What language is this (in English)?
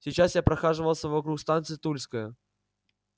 Russian